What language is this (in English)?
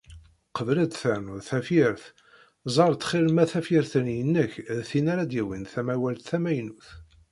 Kabyle